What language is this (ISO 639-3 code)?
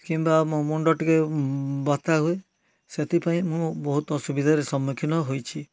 ori